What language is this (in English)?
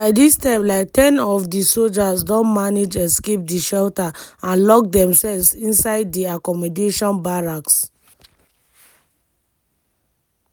Nigerian Pidgin